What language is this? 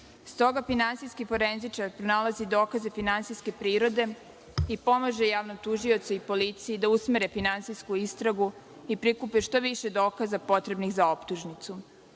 Serbian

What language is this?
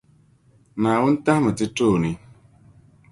Dagbani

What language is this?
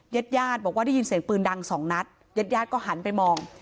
Thai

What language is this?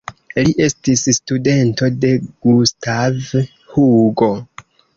Esperanto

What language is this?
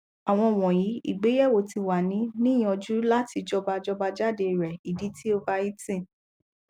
Yoruba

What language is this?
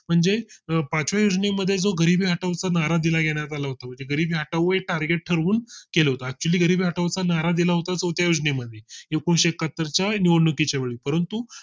Marathi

